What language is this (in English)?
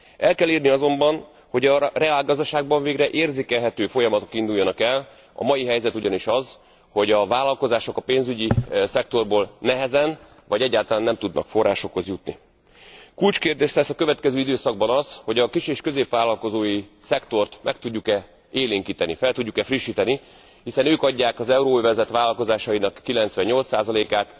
Hungarian